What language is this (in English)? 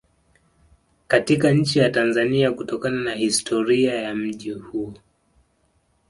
Swahili